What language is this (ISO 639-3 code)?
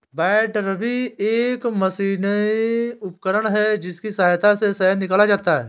hin